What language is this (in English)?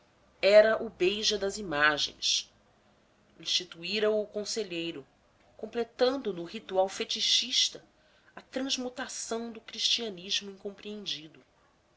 Portuguese